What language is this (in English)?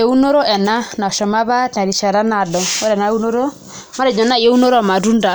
Masai